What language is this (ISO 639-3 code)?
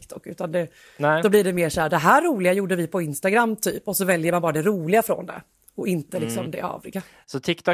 swe